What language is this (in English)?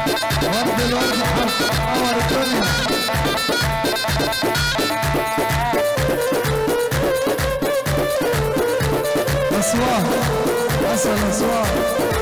Arabic